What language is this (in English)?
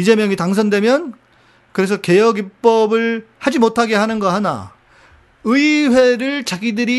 Korean